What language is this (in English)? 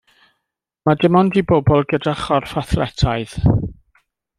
Welsh